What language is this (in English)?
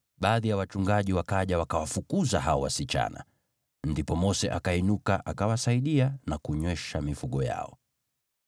Swahili